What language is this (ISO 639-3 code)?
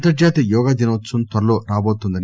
tel